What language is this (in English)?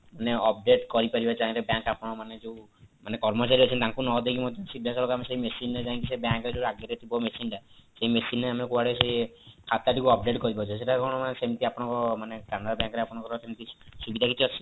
Odia